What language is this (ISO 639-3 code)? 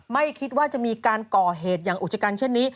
tha